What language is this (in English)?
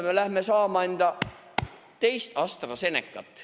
Estonian